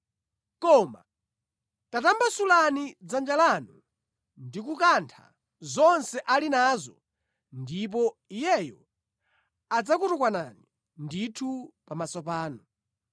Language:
Nyanja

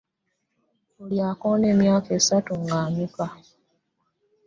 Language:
Ganda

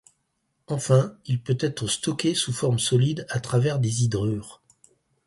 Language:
French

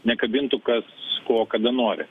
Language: Lithuanian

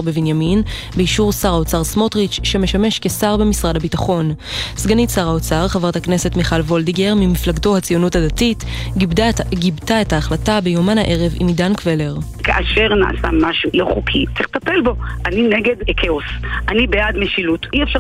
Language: Hebrew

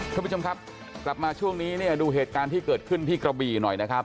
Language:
Thai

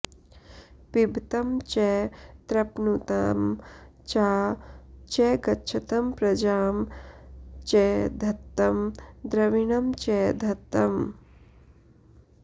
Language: Sanskrit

